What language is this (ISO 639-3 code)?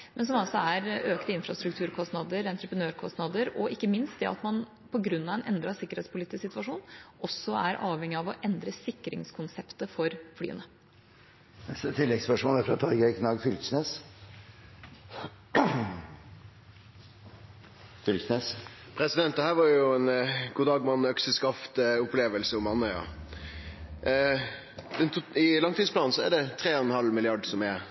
nor